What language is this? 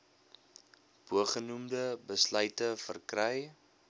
Afrikaans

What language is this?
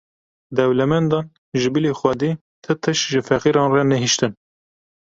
Kurdish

